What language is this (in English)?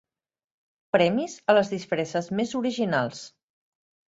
Catalan